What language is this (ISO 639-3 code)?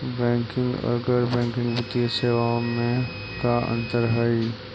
mag